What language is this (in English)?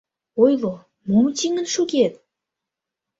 Mari